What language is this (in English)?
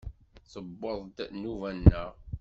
Kabyle